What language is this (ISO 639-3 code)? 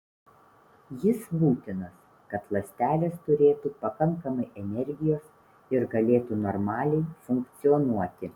lit